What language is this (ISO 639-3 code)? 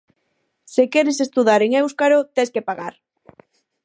glg